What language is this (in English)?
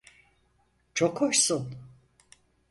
Turkish